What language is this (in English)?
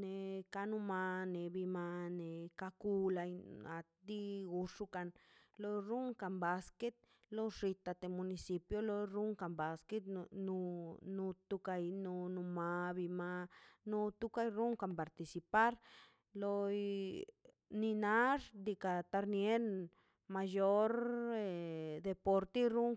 Mazaltepec Zapotec